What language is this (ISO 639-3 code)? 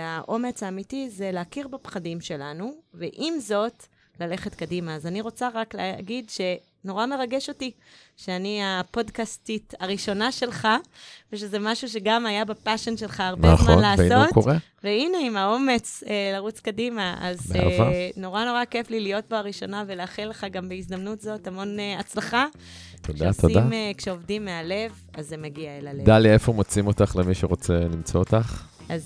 heb